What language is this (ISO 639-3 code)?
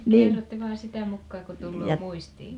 fin